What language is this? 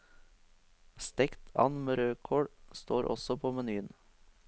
Norwegian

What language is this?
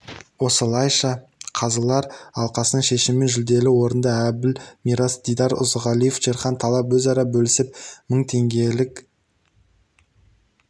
Kazakh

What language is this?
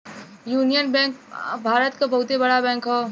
Bhojpuri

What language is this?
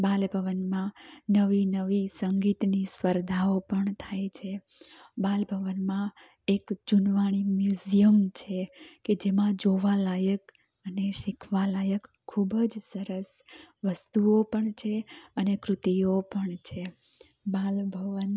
Gujarati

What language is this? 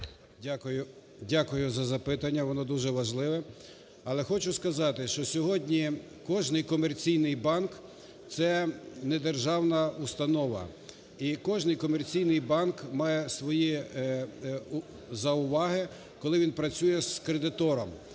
Ukrainian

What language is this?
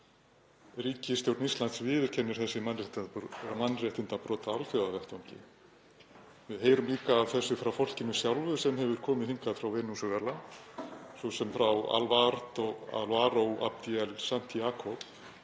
Icelandic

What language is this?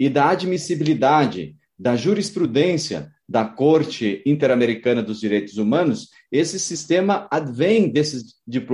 Portuguese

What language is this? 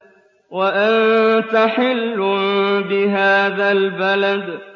Arabic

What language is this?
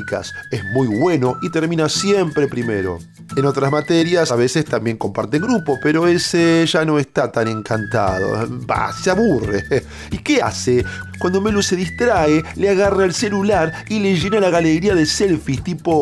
Spanish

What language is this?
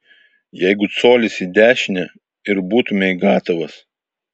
Lithuanian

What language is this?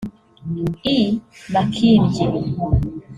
Kinyarwanda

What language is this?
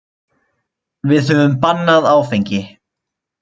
Icelandic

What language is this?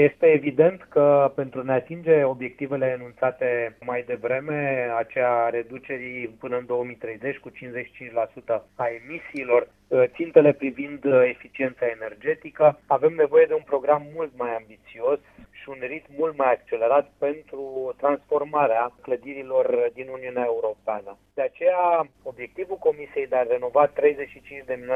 Romanian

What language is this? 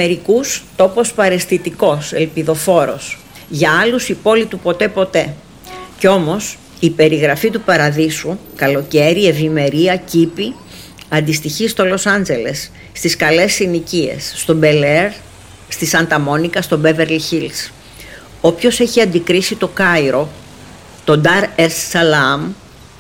Greek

